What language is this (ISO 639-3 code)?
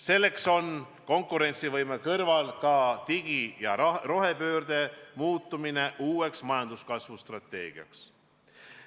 est